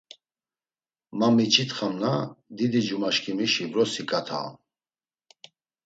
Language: Laz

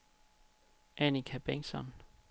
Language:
Danish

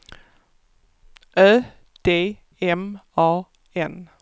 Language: Swedish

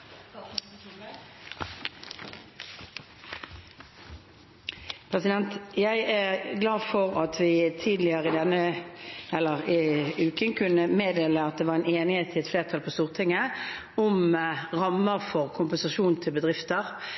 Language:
Norwegian Bokmål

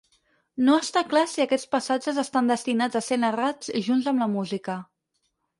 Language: Catalan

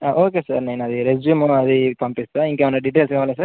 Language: Telugu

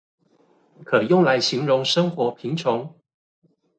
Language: Chinese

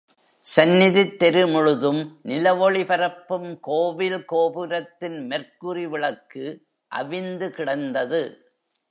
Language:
Tamil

